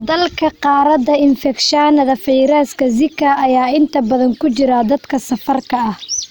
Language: Somali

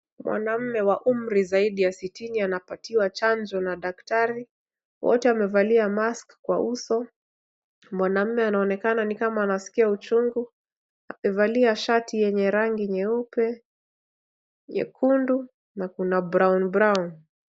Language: Swahili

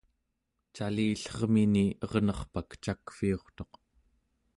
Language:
Central Yupik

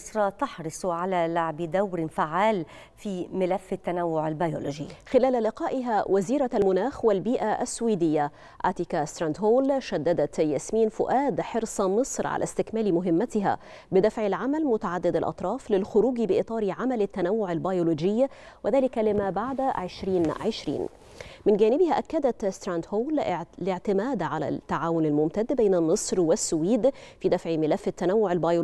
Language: Arabic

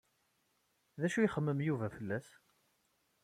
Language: Kabyle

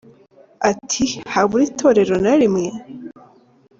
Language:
Kinyarwanda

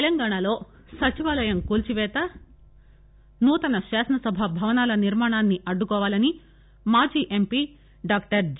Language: Telugu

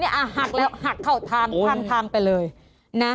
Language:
Thai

